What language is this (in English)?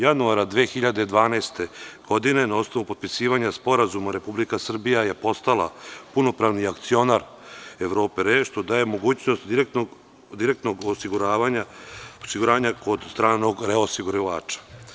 Serbian